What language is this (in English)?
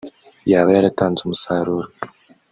Kinyarwanda